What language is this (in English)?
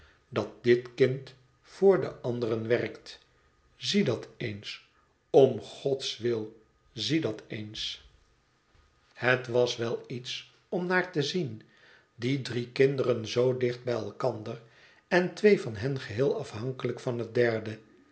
Dutch